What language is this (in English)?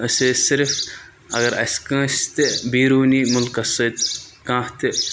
Kashmiri